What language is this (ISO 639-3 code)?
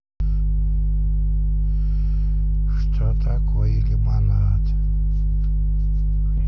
rus